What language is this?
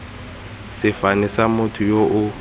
Tswana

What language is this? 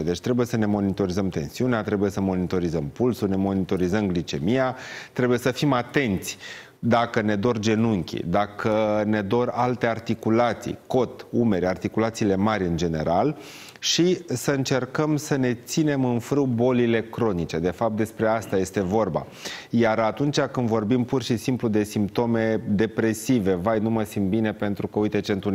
Romanian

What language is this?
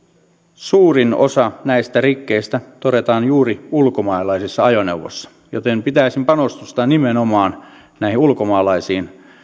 Finnish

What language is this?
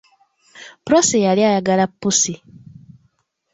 Ganda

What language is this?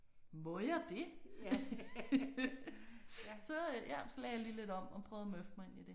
Danish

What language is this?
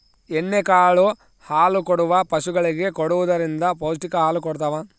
Kannada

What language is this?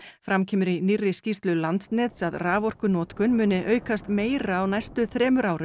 Icelandic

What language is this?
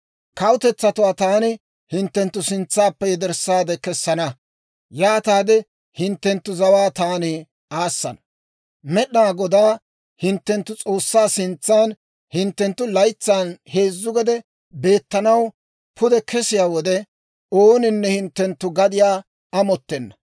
Dawro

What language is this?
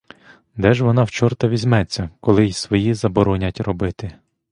Ukrainian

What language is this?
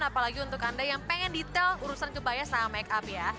Indonesian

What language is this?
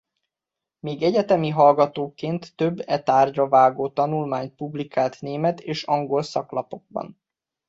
Hungarian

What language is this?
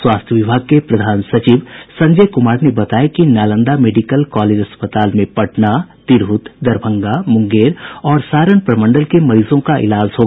Hindi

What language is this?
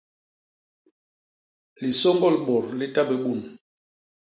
Basaa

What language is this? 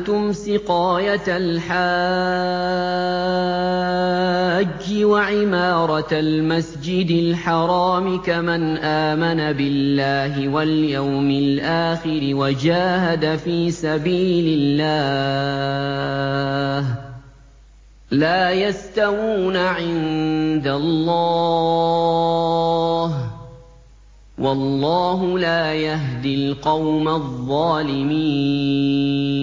Arabic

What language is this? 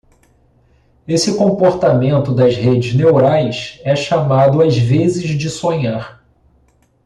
Portuguese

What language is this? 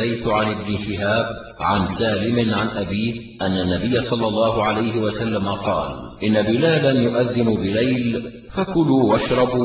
Arabic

